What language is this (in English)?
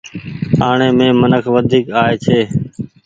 Goaria